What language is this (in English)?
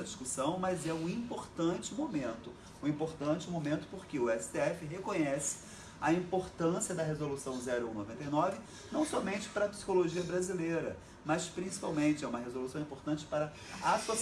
Portuguese